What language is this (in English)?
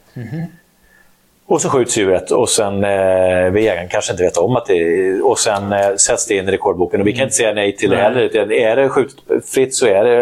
Swedish